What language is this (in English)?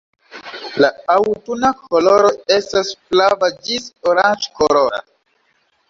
Esperanto